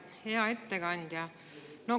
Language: Estonian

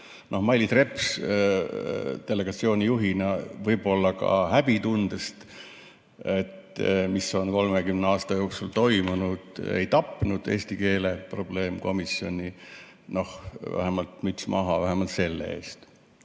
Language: Estonian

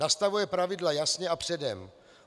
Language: Czech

